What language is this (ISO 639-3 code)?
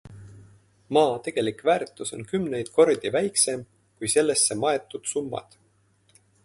est